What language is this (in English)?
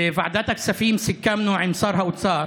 Hebrew